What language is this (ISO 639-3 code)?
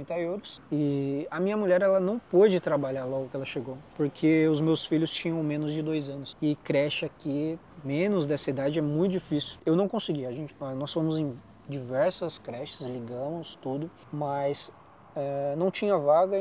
por